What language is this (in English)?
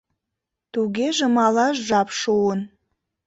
Mari